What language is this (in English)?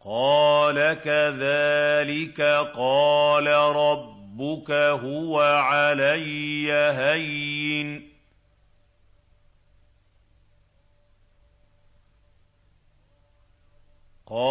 Arabic